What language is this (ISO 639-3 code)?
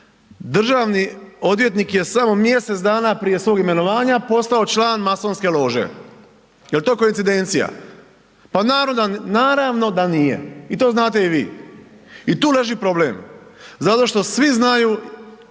hrv